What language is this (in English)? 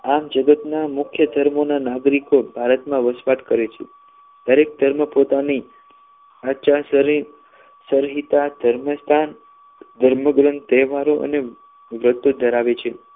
Gujarati